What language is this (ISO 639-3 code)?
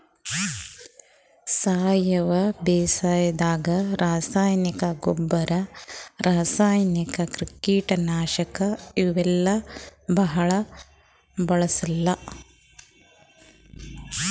kan